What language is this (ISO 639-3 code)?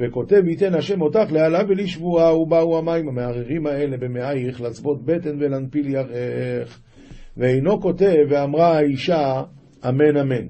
heb